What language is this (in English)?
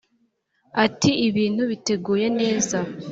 Kinyarwanda